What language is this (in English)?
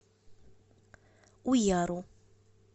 Russian